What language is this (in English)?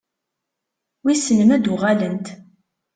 Kabyle